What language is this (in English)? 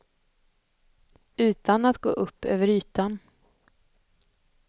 Swedish